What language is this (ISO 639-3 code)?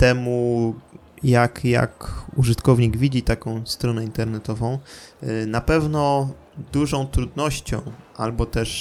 pol